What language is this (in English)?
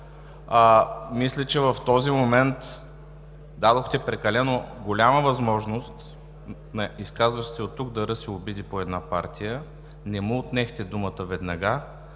Bulgarian